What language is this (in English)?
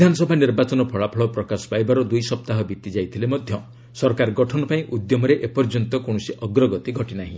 Odia